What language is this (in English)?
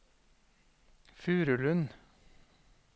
Norwegian